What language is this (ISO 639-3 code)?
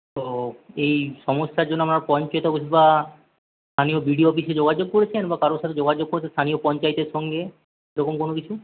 ben